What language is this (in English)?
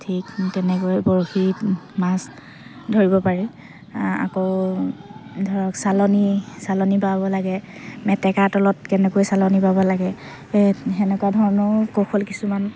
Assamese